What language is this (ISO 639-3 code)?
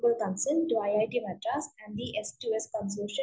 mal